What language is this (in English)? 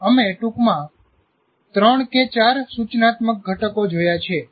Gujarati